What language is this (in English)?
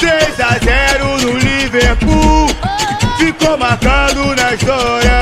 Romanian